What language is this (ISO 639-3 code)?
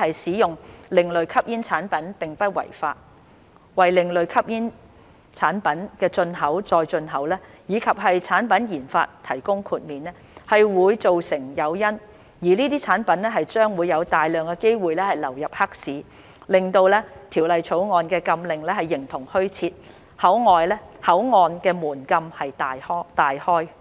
yue